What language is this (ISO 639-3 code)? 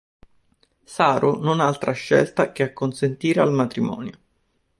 ita